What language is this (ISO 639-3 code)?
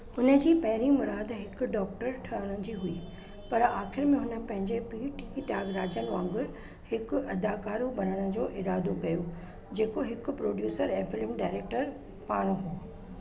snd